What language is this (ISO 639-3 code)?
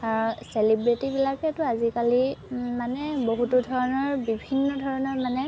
asm